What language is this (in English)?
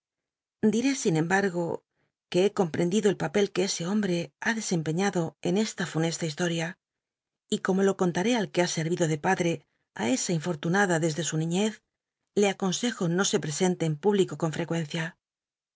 Spanish